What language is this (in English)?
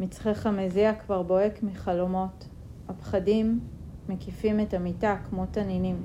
Hebrew